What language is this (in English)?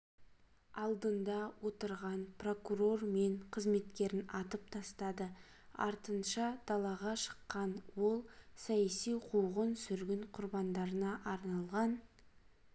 Kazakh